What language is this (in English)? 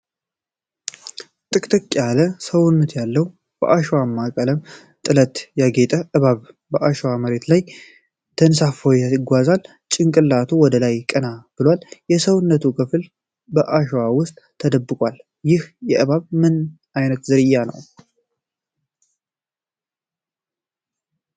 Amharic